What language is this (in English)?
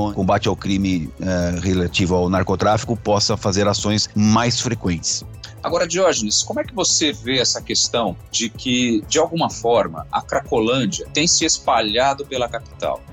Portuguese